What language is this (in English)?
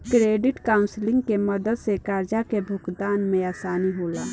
Bhojpuri